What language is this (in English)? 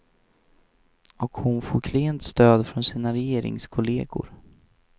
Swedish